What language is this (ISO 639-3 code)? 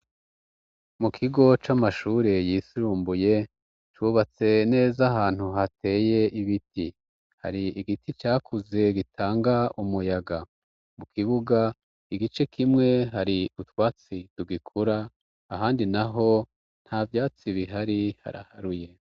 run